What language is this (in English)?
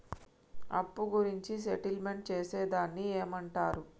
Telugu